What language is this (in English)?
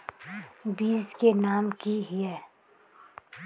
Magahi